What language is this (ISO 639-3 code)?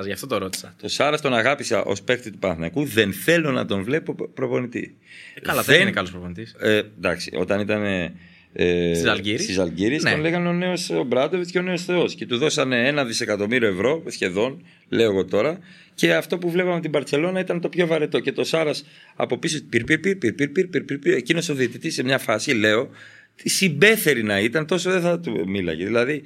ell